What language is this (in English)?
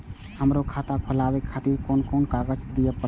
Maithili